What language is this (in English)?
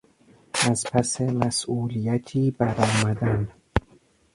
Persian